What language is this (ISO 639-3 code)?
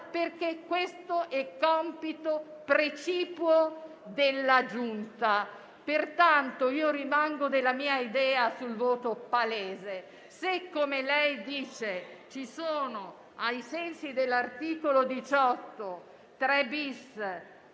ita